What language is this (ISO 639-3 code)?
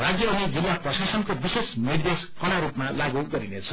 nep